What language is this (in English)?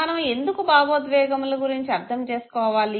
Telugu